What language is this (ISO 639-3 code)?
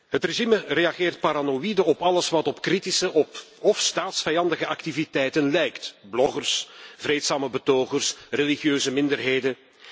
nld